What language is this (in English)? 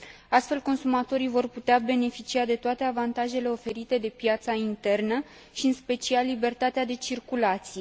Romanian